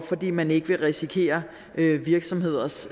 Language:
Danish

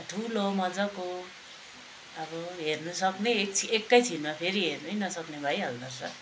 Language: Nepali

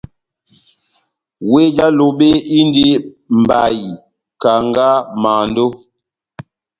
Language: Batanga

